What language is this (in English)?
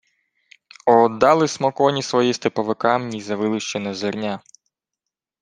Ukrainian